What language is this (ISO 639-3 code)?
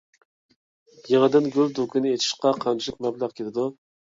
uig